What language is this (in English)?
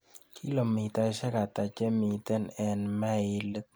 Kalenjin